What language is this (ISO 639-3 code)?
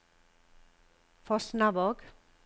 nor